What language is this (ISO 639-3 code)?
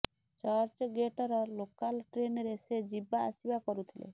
ori